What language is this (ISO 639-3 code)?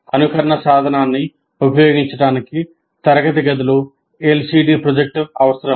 tel